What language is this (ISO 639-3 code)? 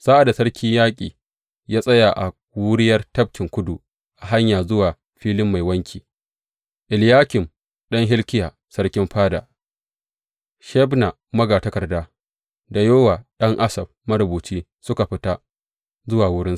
hau